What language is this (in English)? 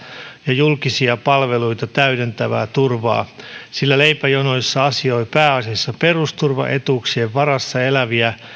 Finnish